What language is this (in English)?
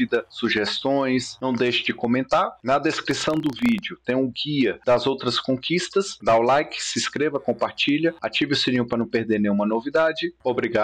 Portuguese